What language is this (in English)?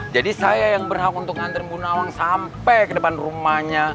Indonesian